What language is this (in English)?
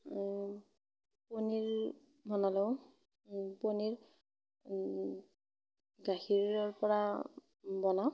Assamese